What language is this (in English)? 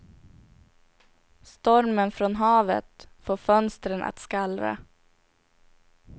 Swedish